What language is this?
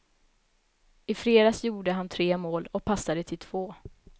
Swedish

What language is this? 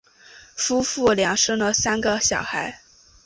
Chinese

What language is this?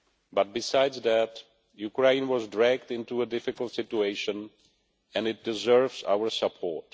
English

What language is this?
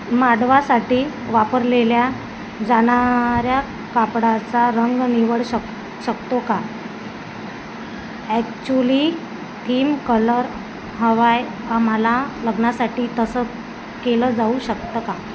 Marathi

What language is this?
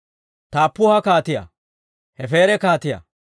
Dawro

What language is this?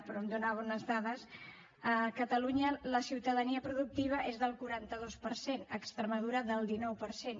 Catalan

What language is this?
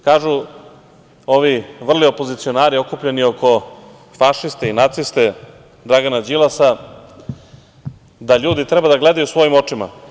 Serbian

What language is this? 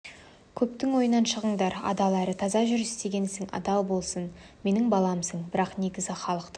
Kazakh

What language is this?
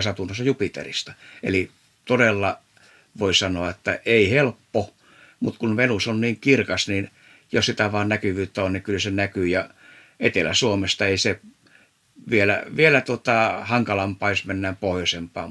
Finnish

